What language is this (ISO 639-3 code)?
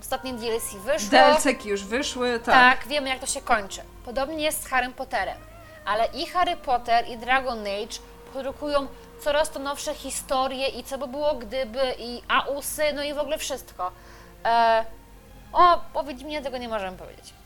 pol